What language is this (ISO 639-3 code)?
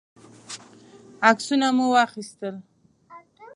pus